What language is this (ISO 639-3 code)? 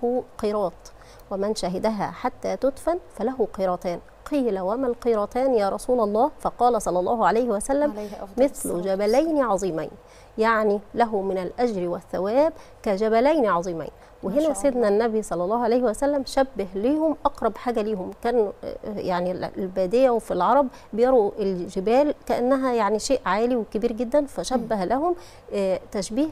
ara